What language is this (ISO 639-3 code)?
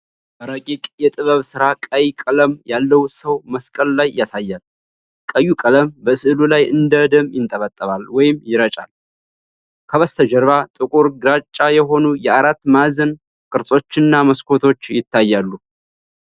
amh